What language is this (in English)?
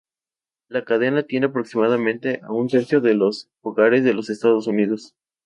Spanish